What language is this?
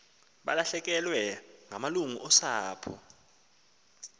Xhosa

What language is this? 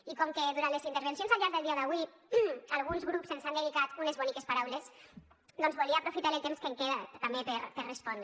Catalan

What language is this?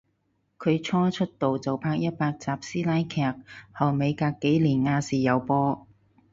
Cantonese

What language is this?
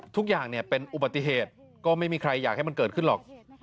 Thai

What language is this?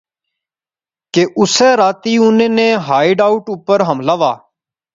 Pahari-Potwari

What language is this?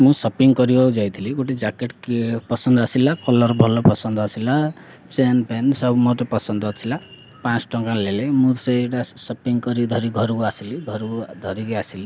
Odia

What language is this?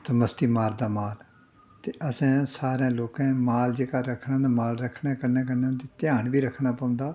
Dogri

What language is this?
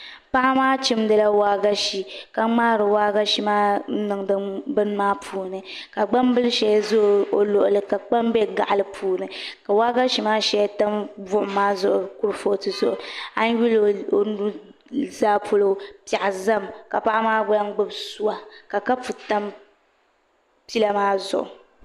Dagbani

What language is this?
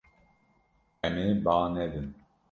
Kurdish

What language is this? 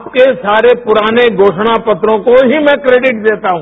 Hindi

